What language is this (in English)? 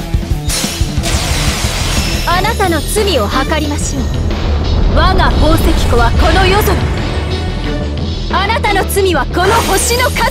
Japanese